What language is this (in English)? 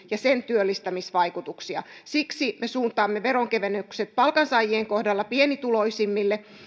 Finnish